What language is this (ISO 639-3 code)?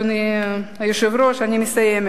heb